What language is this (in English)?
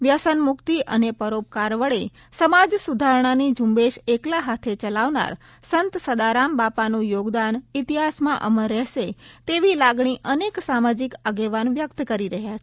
Gujarati